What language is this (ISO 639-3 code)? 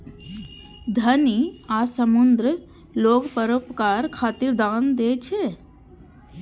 mai